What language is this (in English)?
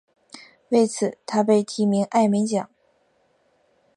Chinese